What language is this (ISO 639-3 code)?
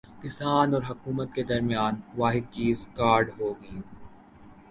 urd